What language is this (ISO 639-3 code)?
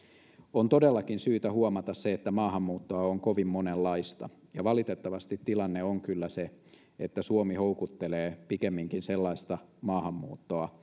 fin